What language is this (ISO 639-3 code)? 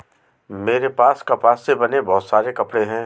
hin